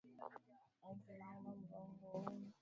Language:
Swahili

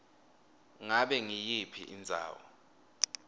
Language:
Swati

